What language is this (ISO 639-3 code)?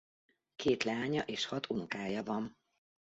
hun